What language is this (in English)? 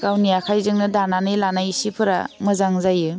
Bodo